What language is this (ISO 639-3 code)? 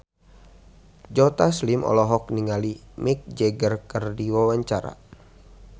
sun